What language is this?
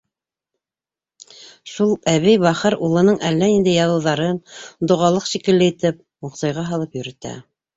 Bashkir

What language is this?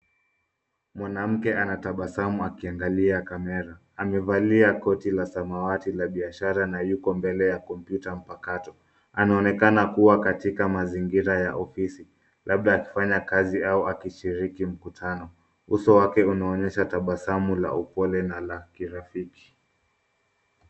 Swahili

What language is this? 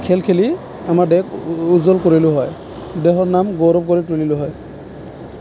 Assamese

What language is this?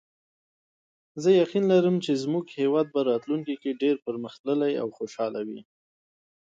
Pashto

